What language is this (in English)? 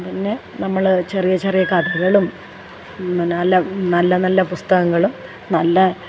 Malayalam